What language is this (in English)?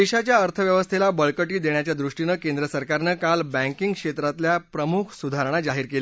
Marathi